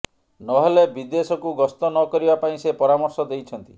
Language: Odia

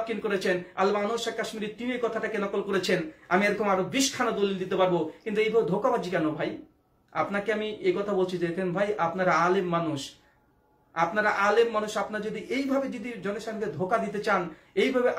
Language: Dutch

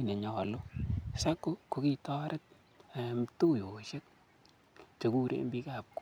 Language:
Kalenjin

